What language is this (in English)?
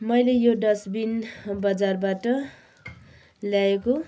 Nepali